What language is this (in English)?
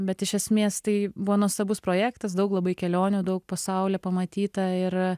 Lithuanian